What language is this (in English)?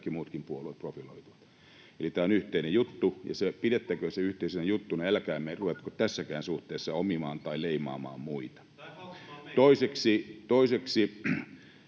Finnish